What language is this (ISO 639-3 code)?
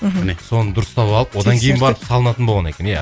kaz